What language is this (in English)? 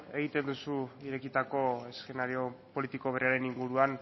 Basque